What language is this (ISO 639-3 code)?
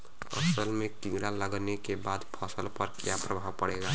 bho